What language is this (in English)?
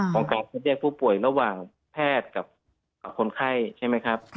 Thai